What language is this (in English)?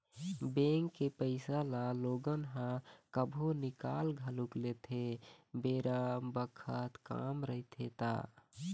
Chhattisgarhi